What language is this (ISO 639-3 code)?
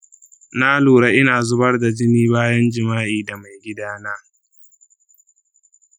hau